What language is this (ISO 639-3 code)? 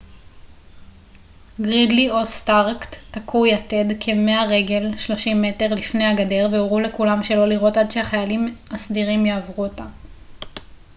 heb